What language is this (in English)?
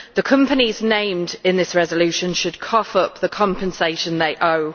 English